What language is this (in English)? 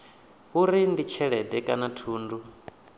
Venda